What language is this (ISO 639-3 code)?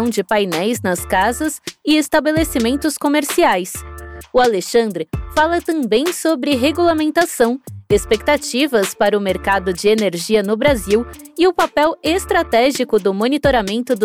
por